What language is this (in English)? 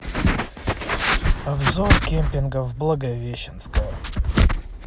Russian